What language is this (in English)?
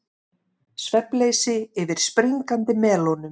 Icelandic